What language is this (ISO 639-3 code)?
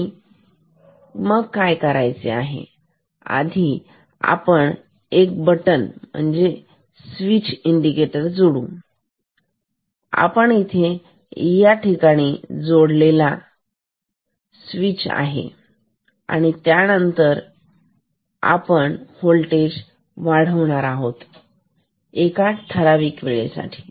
mar